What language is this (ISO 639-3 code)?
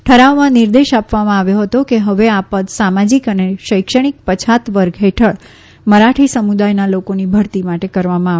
guj